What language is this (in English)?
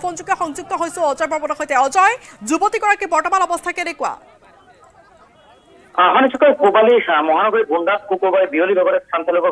Bangla